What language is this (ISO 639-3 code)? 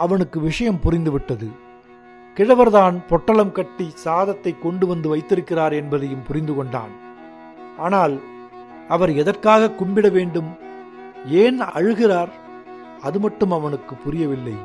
tam